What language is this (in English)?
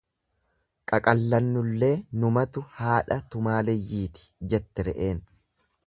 Oromo